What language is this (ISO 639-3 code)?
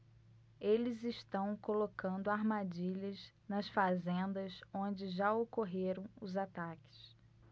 por